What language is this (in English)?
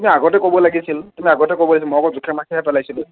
Assamese